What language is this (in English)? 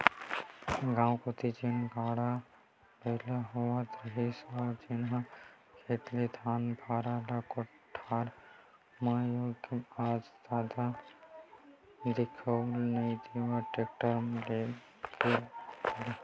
Chhattisgarhi